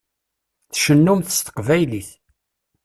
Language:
Kabyle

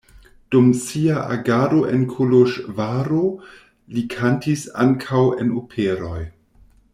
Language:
Esperanto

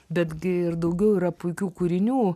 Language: Lithuanian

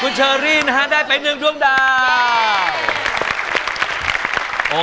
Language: Thai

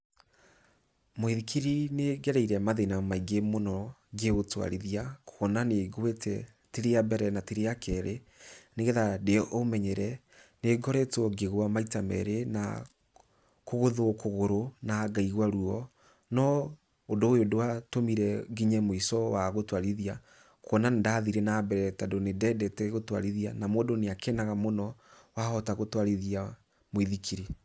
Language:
Kikuyu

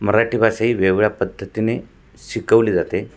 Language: Marathi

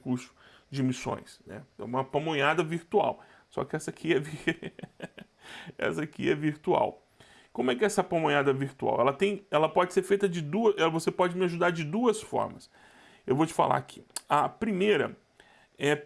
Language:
Portuguese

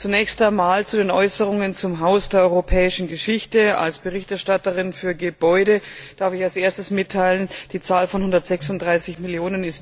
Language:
German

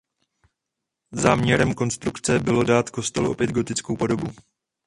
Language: Czech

